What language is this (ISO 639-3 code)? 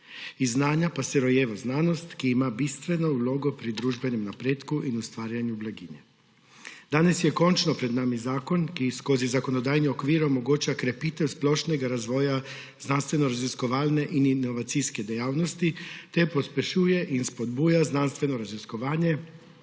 slv